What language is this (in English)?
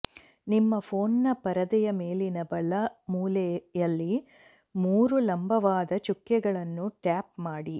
Kannada